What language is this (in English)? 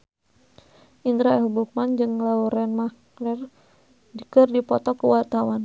Sundanese